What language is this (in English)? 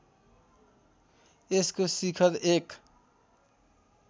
Nepali